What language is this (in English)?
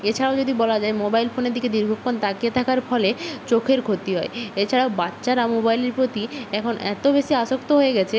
Bangla